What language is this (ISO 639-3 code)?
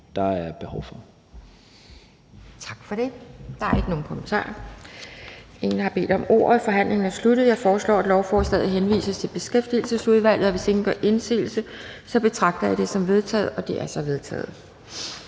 dan